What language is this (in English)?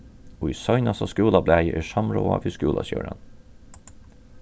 Faroese